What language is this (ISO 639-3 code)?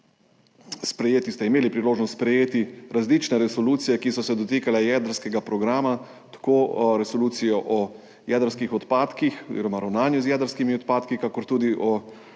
slv